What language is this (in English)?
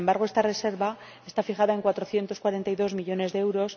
Spanish